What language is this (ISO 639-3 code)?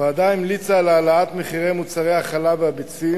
heb